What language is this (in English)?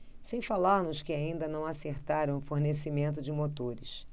Portuguese